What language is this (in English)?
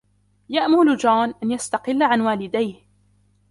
Arabic